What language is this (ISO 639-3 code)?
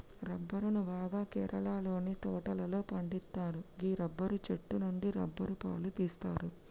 tel